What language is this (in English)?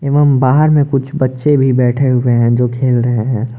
Hindi